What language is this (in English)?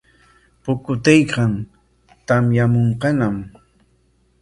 Corongo Ancash Quechua